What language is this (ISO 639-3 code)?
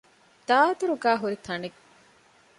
div